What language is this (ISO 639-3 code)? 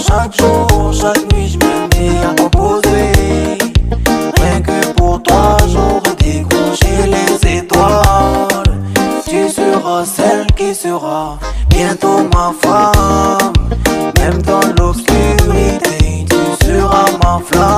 ron